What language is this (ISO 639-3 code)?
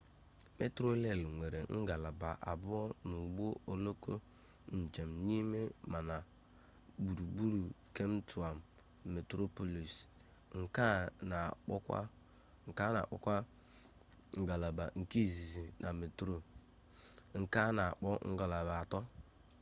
ibo